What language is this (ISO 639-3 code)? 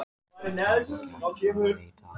isl